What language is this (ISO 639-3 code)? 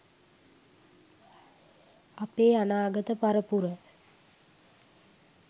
sin